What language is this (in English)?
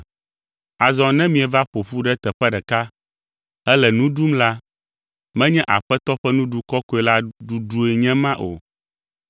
Ewe